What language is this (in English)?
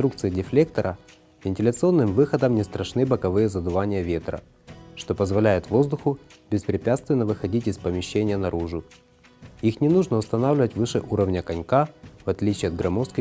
Russian